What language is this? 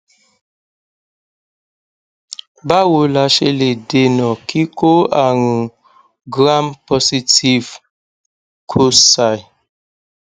Yoruba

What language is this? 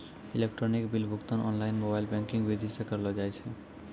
Maithili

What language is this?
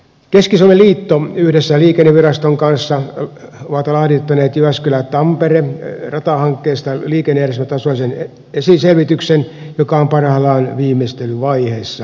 Finnish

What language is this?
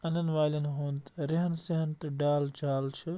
Kashmiri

